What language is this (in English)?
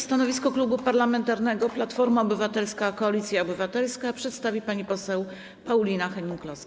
Polish